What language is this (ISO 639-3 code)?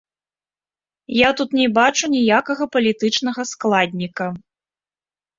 bel